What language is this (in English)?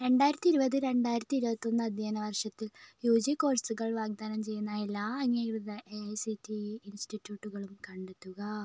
Malayalam